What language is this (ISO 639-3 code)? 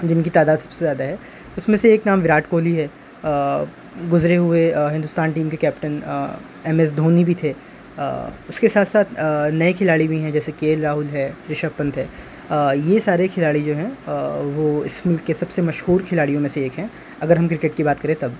urd